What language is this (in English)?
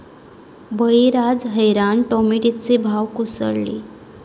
Marathi